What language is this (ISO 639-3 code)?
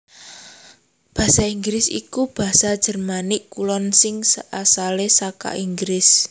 jav